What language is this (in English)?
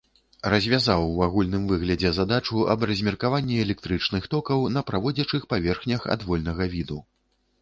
Belarusian